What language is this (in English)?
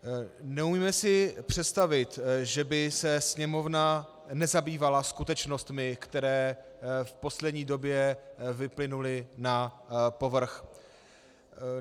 Czech